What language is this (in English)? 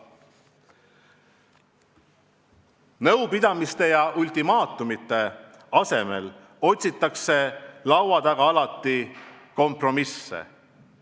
Estonian